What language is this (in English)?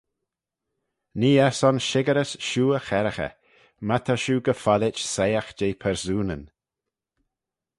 Manx